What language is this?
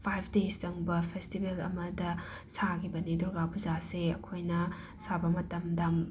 Manipuri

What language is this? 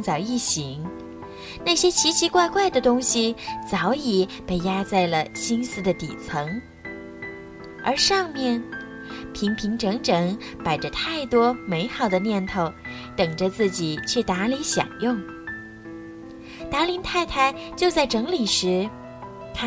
Chinese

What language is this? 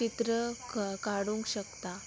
Konkani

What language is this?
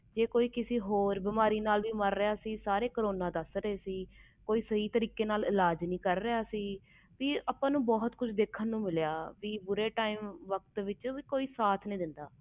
Punjabi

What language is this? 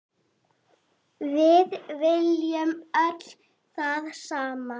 Icelandic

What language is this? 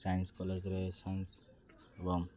Odia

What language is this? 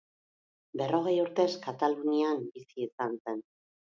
Basque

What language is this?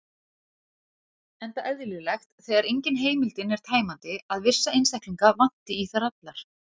Icelandic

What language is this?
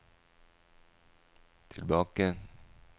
Norwegian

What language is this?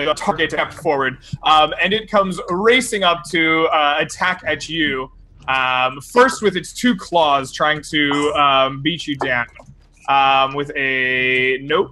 English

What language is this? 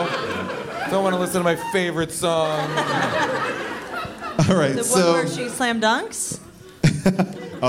English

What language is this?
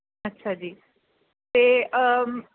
Punjabi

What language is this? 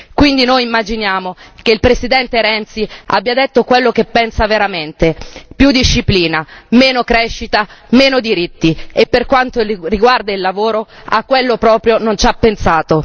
Italian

